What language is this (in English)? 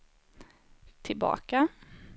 Swedish